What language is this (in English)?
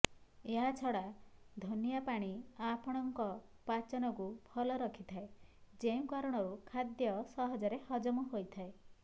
Odia